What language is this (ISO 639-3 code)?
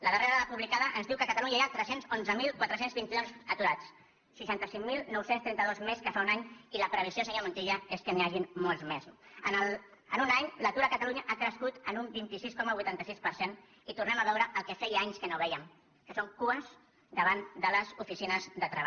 cat